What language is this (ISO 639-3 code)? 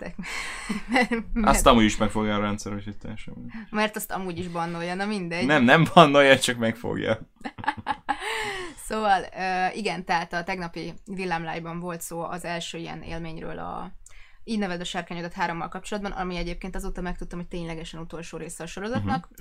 hun